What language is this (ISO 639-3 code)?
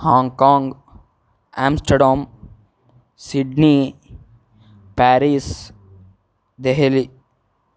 kan